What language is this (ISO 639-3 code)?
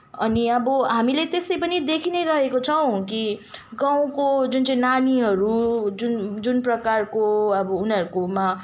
nep